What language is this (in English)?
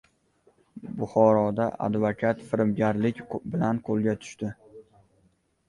Uzbek